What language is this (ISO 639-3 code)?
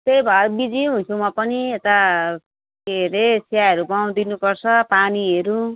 nep